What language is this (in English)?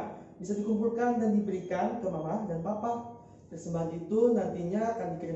Indonesian